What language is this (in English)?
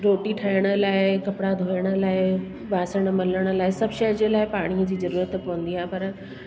Sindhi